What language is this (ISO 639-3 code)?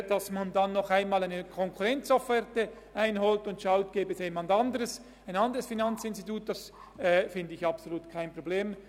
gsw